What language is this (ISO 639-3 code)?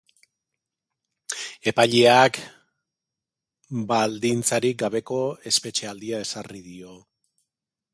eus